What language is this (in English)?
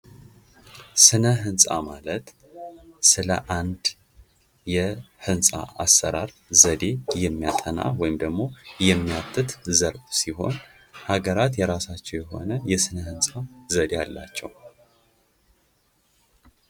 Amharic